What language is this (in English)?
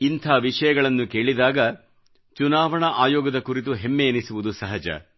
Kannada